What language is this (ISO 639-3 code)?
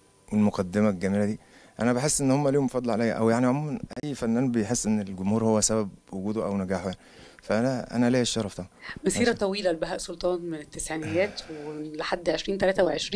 ara